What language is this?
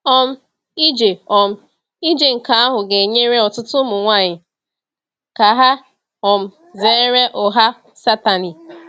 Igbo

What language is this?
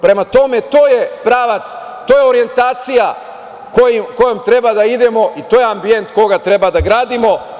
Serbian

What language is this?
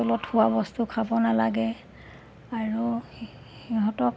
Assamese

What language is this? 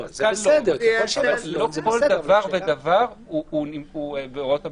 Hebrew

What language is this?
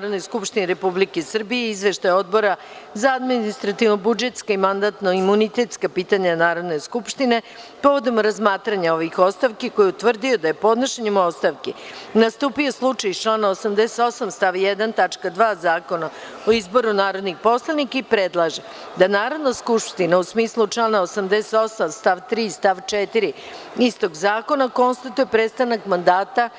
Serbian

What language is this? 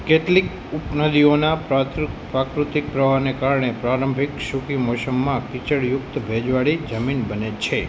Gujarati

